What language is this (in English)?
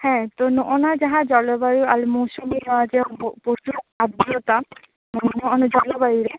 Santali